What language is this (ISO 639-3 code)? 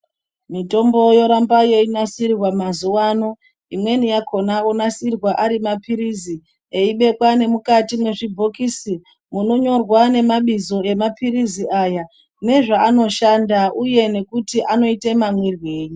ndc